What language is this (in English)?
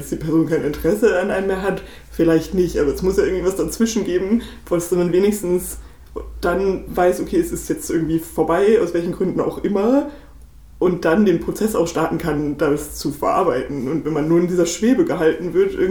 German